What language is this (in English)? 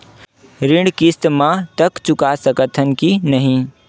Chhattisgarhi